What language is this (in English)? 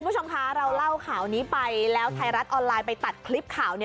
Thai